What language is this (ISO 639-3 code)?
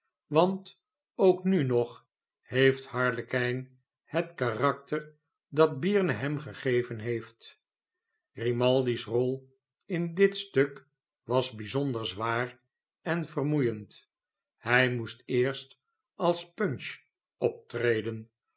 nld